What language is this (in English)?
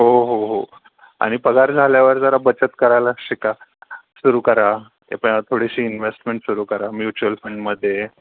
Marathi